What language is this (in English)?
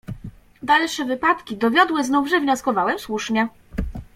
Polish